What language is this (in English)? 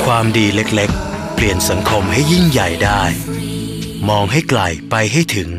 Thai